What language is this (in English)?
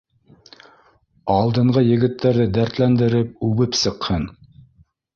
Bashkir